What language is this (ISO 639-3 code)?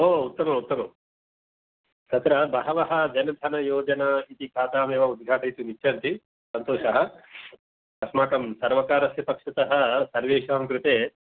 san